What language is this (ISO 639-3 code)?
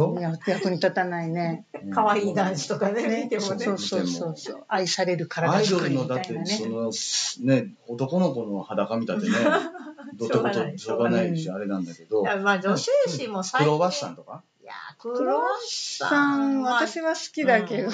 jpn